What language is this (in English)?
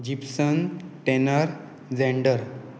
Konkani